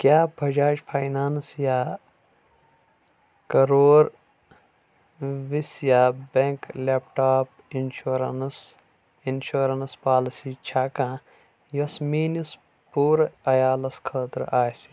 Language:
Kashmiri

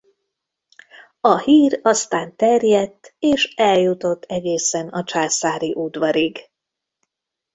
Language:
Hungarian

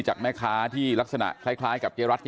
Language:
Thai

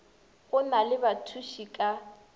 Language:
Northern Sotho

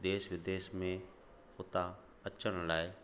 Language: Sindhi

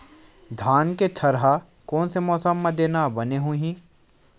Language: Chhattisgarhi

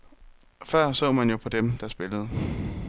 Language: Danish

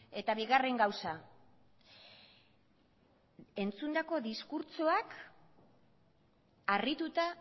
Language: Basque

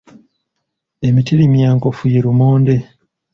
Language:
Ganda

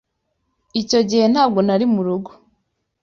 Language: Kinyarwanda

